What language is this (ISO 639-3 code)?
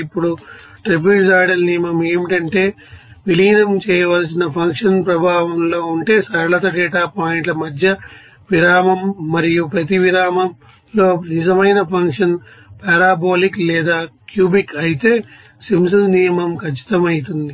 tel